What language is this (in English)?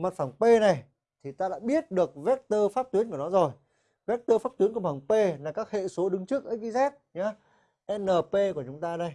Vietnamese